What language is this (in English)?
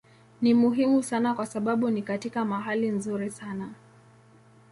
Swahili